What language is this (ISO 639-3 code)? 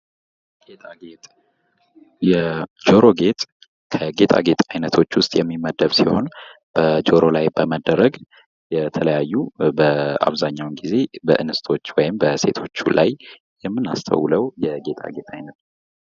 amh